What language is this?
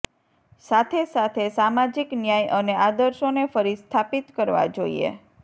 Gujarati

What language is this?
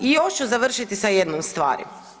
Croatian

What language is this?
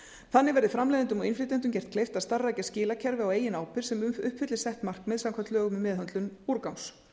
Icelandic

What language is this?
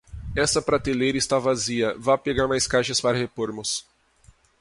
Portuguese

